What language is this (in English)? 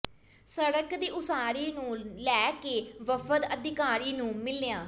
Punjabi